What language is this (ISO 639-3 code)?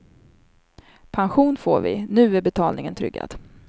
swe